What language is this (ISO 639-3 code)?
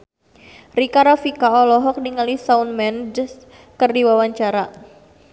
sun